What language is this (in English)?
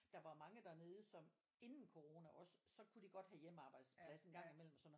Danish